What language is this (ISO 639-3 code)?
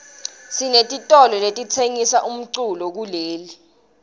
ssw